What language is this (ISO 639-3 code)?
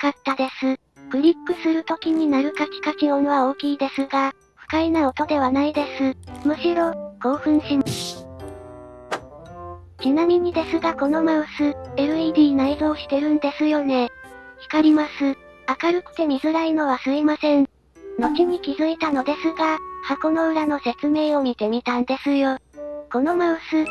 jpn